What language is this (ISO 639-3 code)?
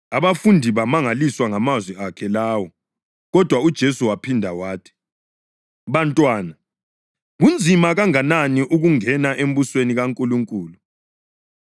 nde